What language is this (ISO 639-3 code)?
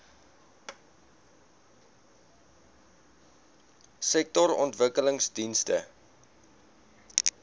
afr